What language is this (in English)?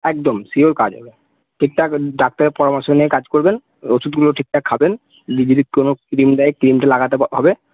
Bangla